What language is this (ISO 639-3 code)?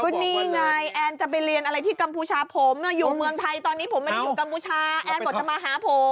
tha